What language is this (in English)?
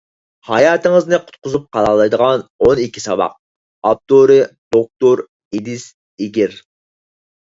Uyghur